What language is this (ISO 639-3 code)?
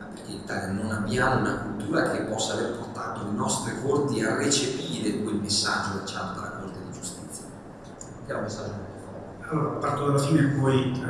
ita